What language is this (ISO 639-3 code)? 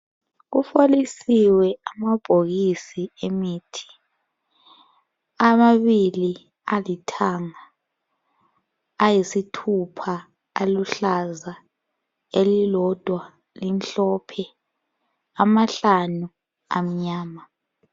nde